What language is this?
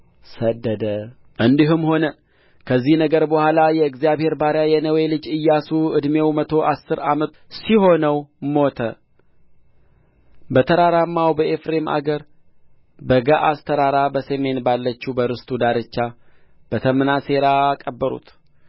Amharic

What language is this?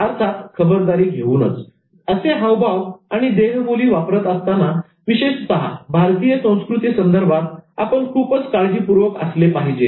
Marathi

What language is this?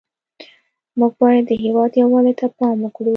Pashto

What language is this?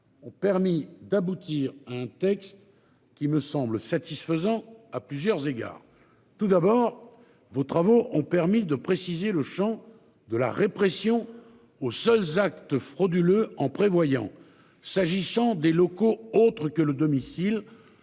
French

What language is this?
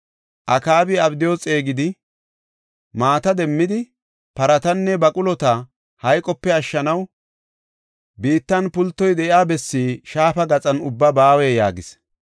Gofa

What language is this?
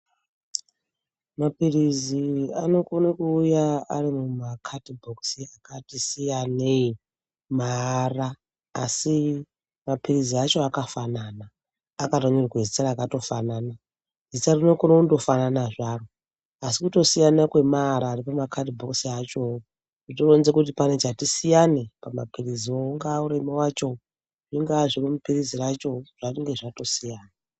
Ndau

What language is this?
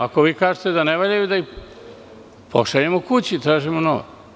Serbian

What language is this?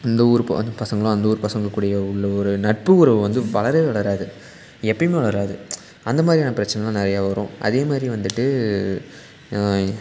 Tamil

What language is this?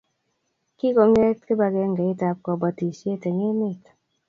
Kalenjin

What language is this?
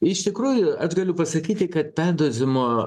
Lithuanian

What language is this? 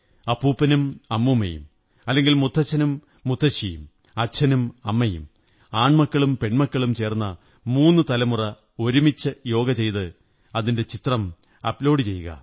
Malayalam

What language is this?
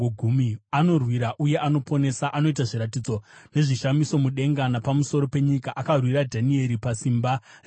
Shona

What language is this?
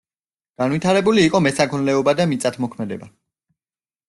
Georgian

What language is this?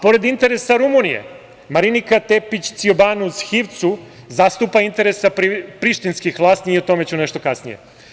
Serbian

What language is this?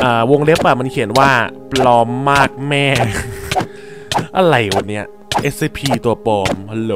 Thai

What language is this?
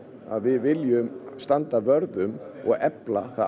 Icelandic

